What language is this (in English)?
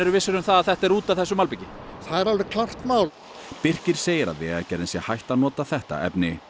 Icelandic